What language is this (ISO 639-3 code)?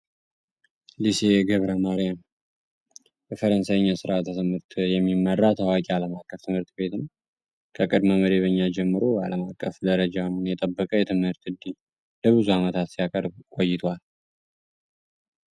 amh